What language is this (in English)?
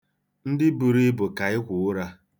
Igbo